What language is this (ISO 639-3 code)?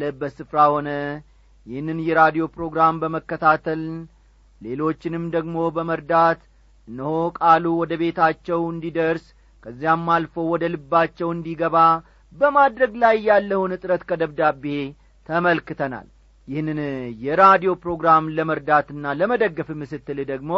amh